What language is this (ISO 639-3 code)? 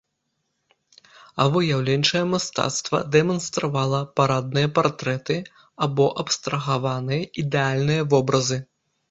bel